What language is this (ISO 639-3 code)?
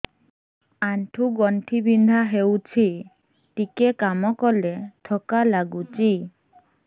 ori